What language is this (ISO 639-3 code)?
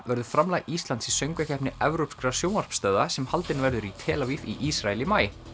isl